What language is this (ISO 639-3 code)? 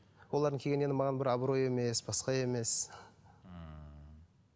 kaz